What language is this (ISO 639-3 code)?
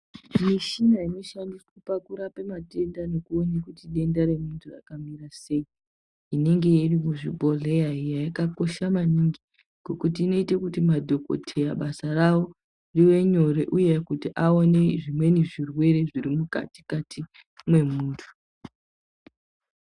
ndc